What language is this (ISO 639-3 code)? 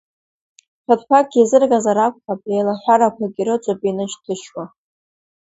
abk